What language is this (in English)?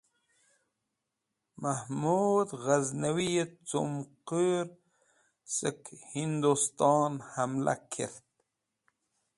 Wakhi